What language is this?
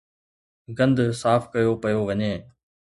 Sindhi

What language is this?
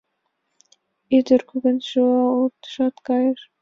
Mari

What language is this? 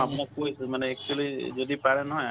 Assamese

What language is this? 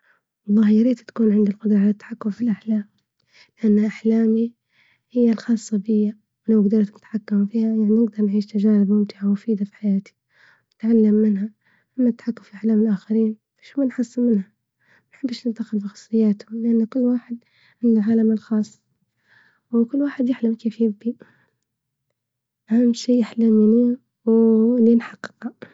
Libyan Arabic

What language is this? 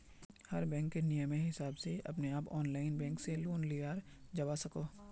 Magahi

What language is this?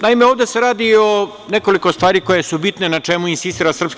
Serbian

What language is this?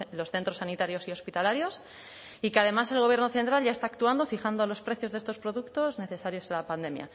Spanish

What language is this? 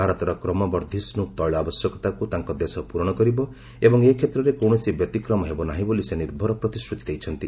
Odia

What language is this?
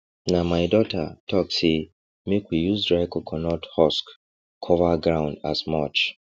Nigerian Pidgin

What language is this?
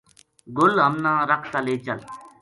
Gujari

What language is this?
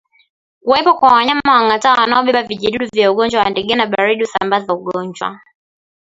Swahili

